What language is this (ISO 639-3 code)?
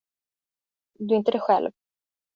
swe